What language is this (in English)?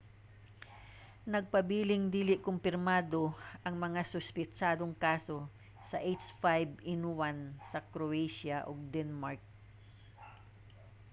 Cebuano